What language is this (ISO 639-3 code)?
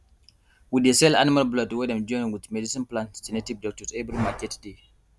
pcm